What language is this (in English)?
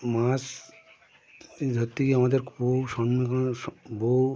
Bangla